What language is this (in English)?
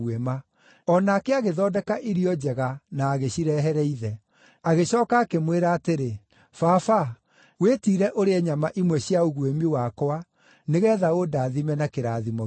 Kikuyu